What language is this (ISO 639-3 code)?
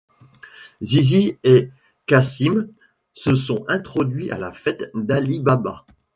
fra